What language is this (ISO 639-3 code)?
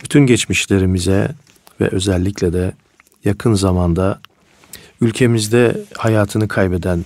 tur